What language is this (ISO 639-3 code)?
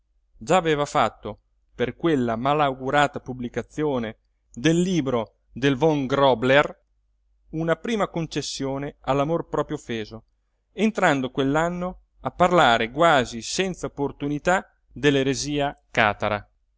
ita